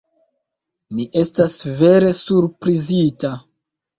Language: Esperanto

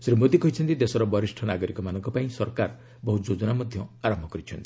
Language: Odia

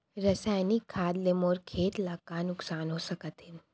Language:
Chhattisgarhi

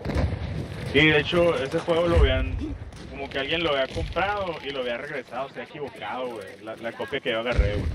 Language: Spanish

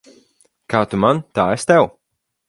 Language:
Latvian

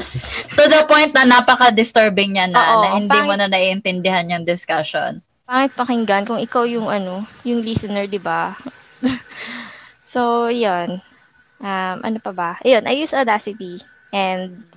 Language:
Filipino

